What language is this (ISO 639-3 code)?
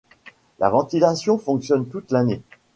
fra